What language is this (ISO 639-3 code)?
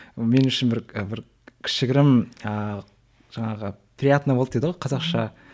kaz